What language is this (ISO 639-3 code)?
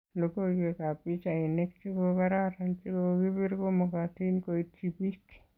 kln